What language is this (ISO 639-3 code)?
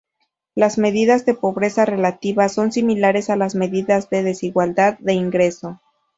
spa